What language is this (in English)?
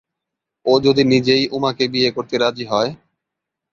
Bangla